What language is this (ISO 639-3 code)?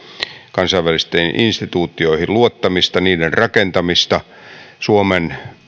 fin